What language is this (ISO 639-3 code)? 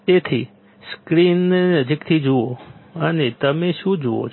guj